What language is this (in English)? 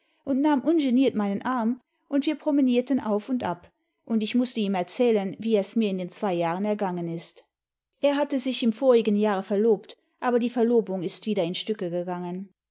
German